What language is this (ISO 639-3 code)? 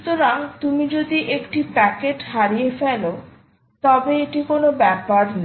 ben